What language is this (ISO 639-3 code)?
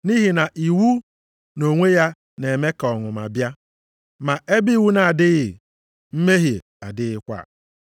ibo